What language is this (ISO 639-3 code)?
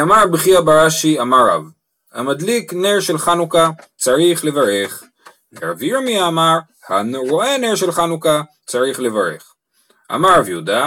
heb